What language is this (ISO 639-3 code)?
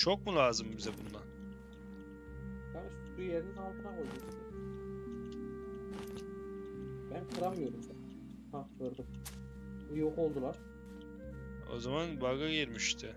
tur